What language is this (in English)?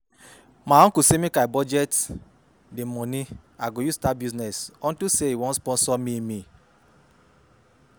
Nigerian Pidgin